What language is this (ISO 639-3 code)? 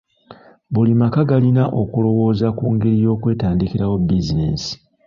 lug